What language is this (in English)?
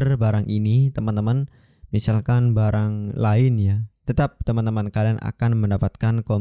Indonesian